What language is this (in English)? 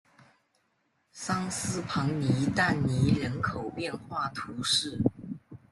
Chinese